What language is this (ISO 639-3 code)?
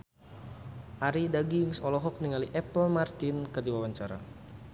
sun